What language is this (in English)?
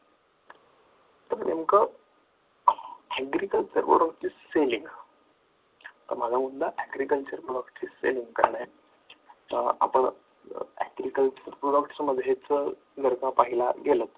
Marathi